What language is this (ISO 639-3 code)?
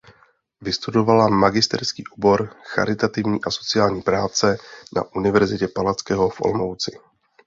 ces